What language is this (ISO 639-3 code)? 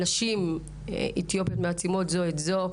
heb